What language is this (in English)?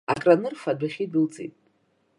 Abkhazian